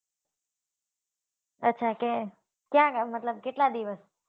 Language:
Gujarati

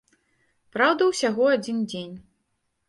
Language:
Belarusian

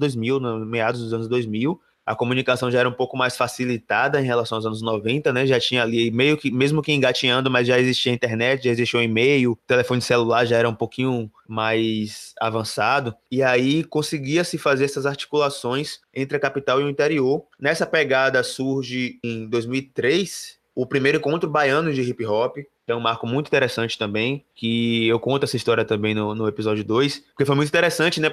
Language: Portuguese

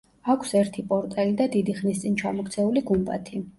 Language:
Georgian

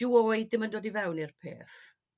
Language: Welsh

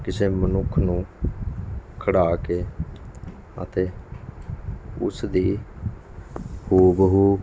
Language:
Punjabi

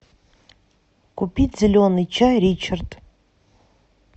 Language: Russian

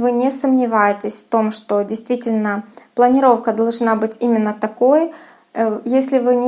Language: Russian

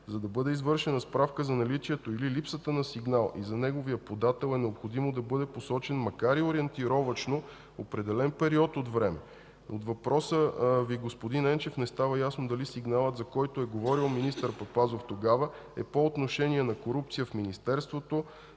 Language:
Bulgarian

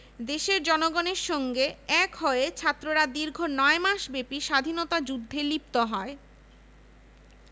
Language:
Bangla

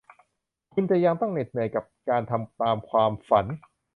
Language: Thai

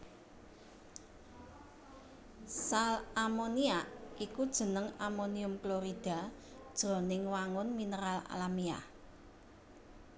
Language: Javanese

